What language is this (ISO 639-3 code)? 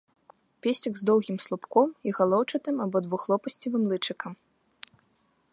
bel